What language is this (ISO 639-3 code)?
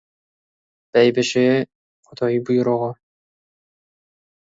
kaz